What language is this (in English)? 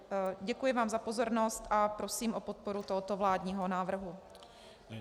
Czech